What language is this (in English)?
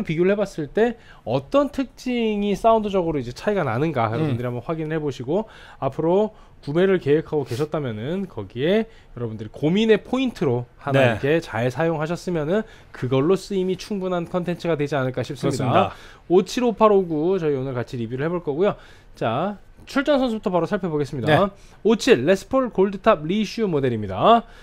Korean